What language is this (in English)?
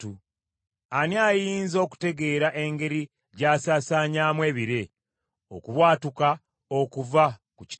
Ganda